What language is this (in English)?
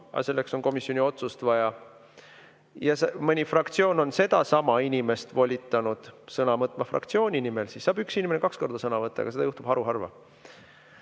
Estonian